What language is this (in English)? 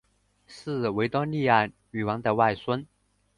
Chinese